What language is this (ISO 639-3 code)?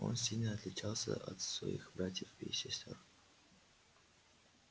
rus